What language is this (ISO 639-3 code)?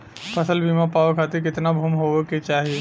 bho